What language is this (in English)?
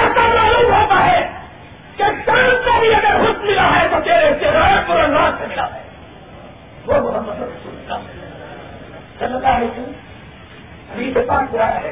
Urdu